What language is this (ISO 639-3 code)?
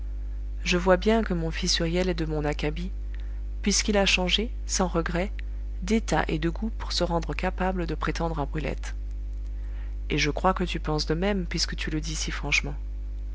fra